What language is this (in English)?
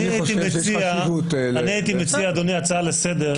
Hebrew